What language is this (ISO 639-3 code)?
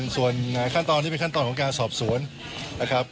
tha